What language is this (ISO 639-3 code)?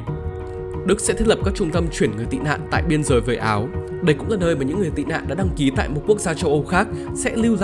vie